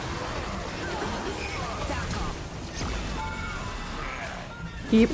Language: Thai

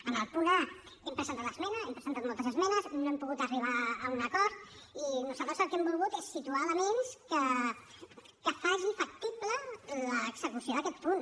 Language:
Catalan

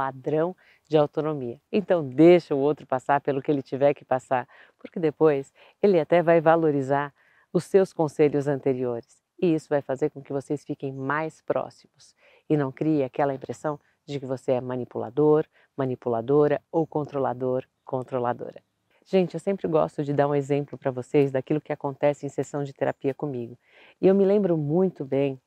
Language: Portuguese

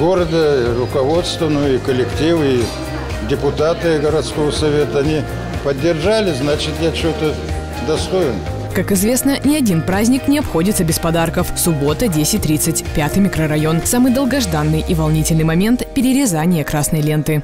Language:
Russian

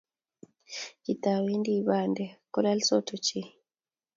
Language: Kalenjin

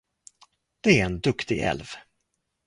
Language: Swedish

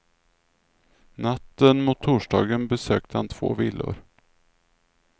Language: Swedish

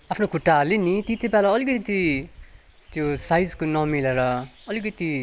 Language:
Nepali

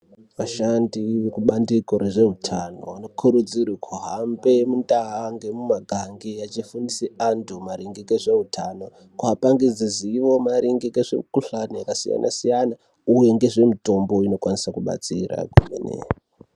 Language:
Ndau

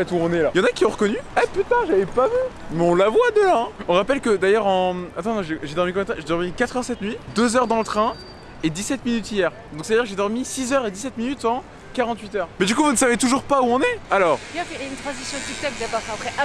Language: French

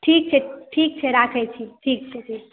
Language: Maithili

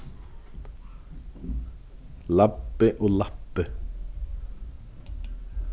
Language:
Faroese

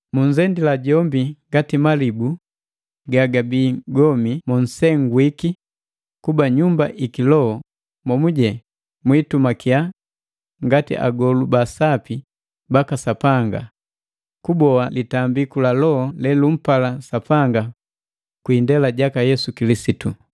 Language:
Matengo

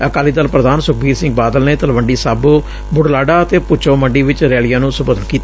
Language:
Punjabi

